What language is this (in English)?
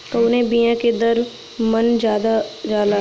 Bhojpuri